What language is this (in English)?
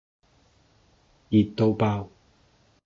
Cantonese